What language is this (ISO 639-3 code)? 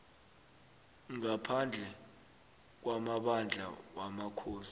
nbl